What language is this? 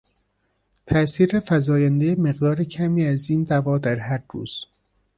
Persian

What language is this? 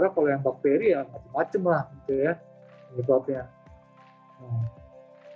Indonesian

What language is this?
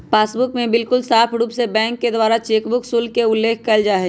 Magahi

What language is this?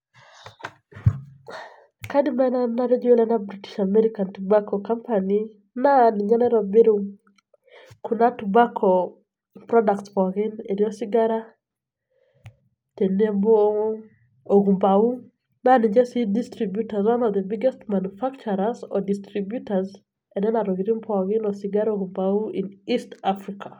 Masai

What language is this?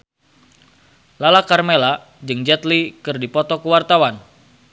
Sundanese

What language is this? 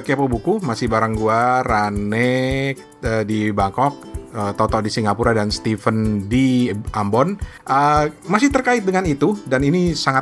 Indonesian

